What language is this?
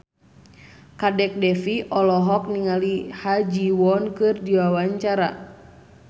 Sundanese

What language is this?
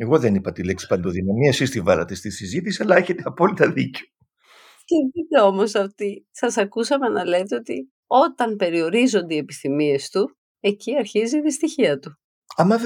Greek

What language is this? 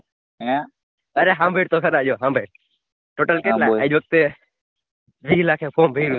Gujarati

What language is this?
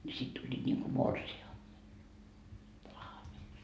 Finnish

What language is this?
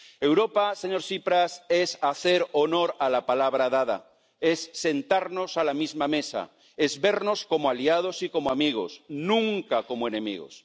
Spanish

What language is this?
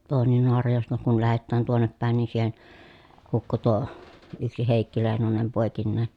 Finnish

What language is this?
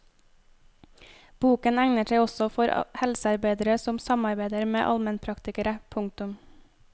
Norwegian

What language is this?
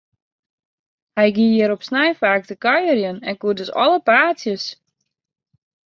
Western Frisian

